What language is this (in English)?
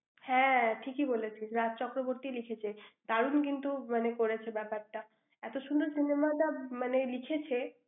Bangla